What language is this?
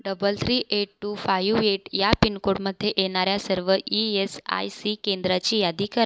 Marathi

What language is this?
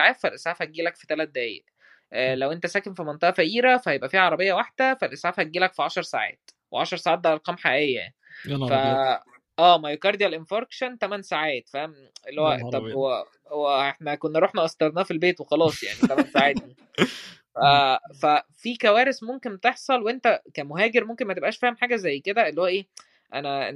Arabic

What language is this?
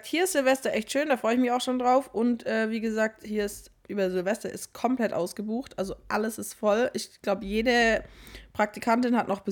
German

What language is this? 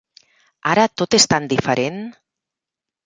Catalan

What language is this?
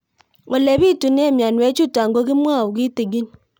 Kalenjin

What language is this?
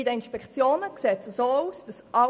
Swiss German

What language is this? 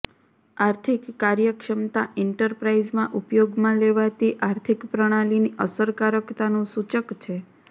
Gujarati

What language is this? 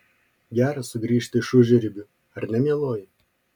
Lithuanian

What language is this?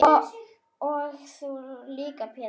Icelandic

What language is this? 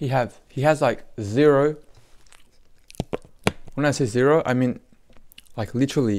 English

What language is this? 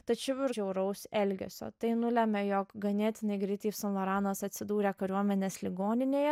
Lithuanian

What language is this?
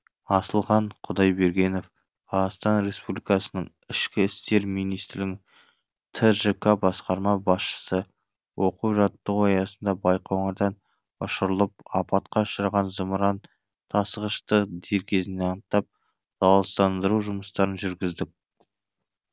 Kazakh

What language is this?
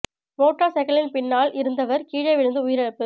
Tamil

